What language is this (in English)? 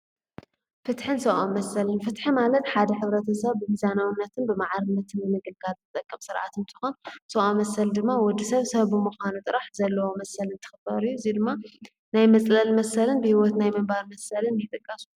Tigrinya